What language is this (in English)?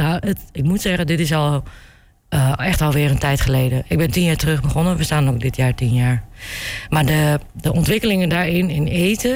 Dutch